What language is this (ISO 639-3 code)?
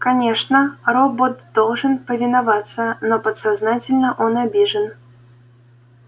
rus